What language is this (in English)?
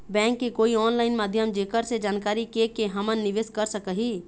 Chhattisgarhi